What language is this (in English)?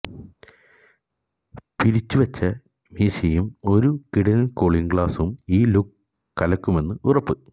Malayalam